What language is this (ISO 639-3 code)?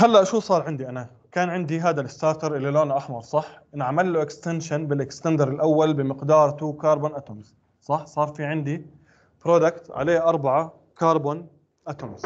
ara